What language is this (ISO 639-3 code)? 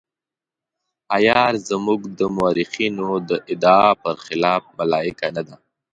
pus